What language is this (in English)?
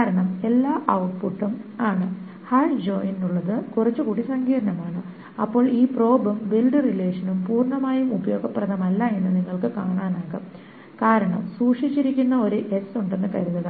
Malayalam